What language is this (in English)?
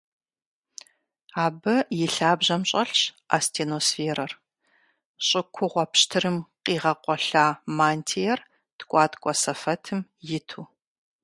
Kabardian